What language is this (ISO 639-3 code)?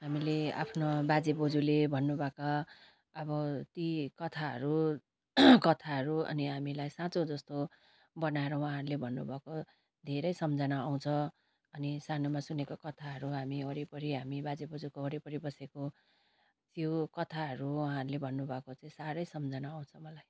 nep